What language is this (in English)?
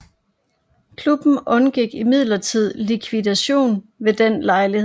Danish